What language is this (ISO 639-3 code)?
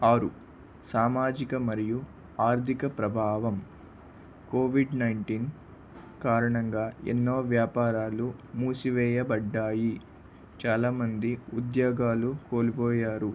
tel